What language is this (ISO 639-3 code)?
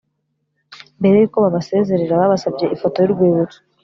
kin